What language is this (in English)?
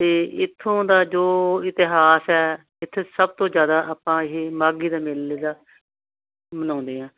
Punjabi